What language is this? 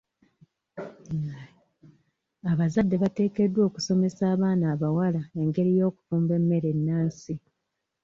Ganda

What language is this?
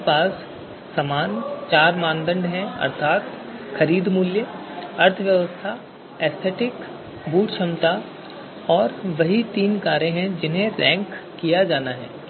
Hindi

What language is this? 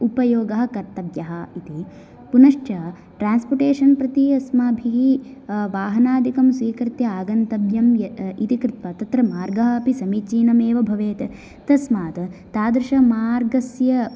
Sanskrit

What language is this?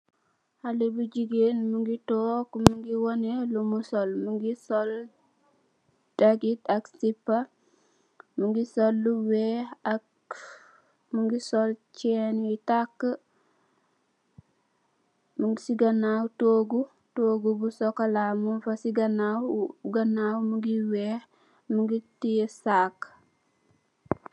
Wolof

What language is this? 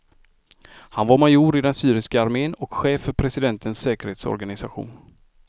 Swedish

